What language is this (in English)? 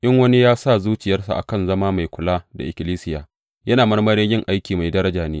Hausa